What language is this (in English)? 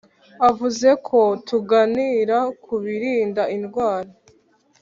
Kinyarwanda